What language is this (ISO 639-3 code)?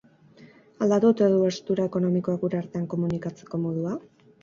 eus